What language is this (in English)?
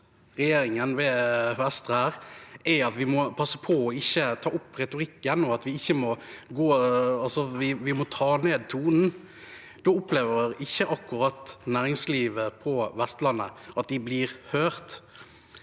Norwegian